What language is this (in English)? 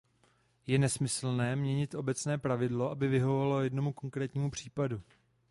Czech